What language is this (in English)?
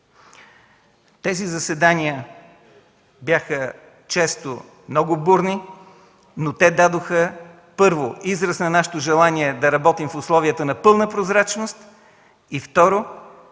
Bulgarian